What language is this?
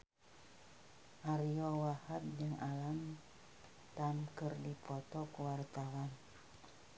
Sundanese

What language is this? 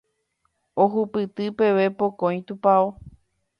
Guarani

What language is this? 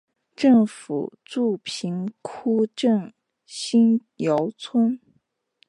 Chinese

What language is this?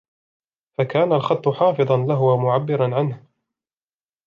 Arabic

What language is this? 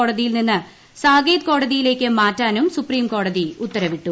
Malayalam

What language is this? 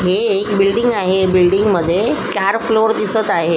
Marathi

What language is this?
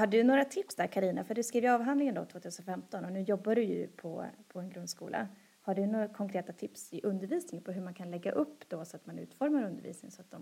Swedish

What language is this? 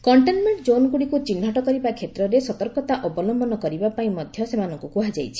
Odia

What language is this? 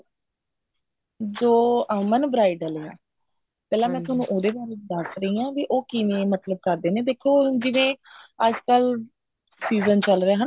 Punjabi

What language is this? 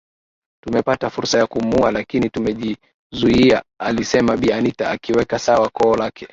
Swahili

